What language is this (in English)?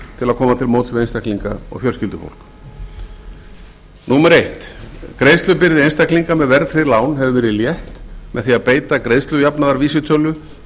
Icelandic